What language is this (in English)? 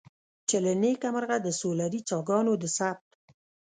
Pashto